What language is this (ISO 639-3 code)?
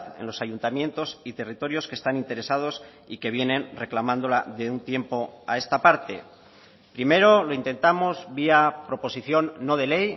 spa